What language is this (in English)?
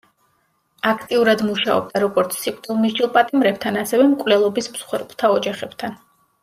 Georgian